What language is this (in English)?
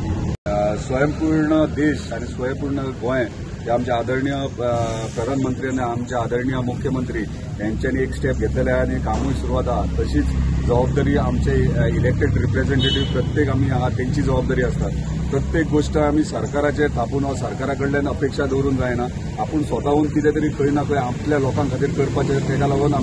Hindi